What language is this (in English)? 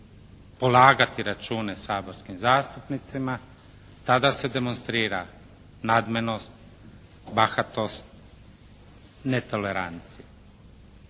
Croatian